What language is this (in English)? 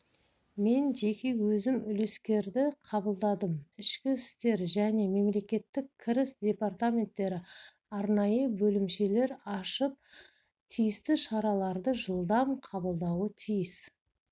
Kazakh